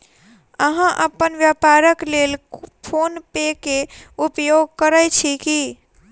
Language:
Maithili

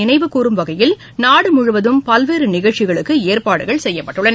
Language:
Tamil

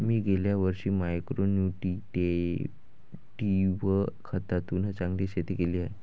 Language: Marathi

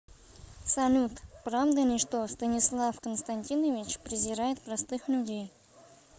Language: Russian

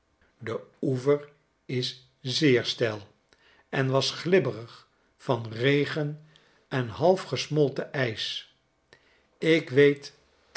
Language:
Dutch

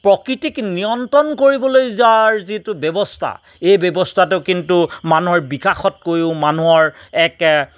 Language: Assamese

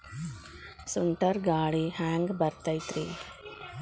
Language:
Kannada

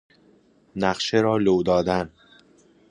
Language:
Persian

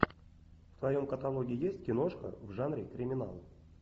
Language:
Russian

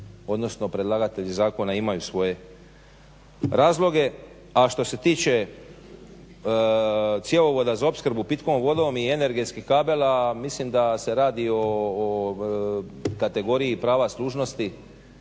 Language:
Croatian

